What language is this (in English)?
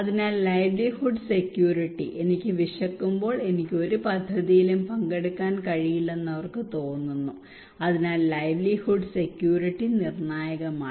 Malayalam